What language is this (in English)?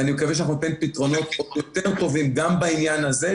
Hebrew